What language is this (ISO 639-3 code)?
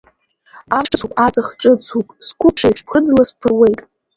abk